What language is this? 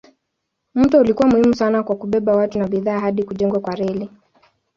Swahili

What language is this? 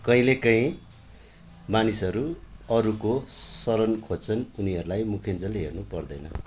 Nepali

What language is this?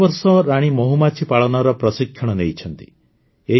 Odia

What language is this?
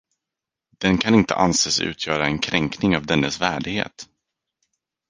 Swedish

